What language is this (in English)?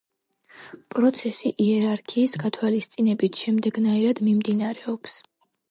Georgian